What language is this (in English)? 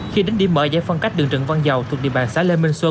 Vietnamese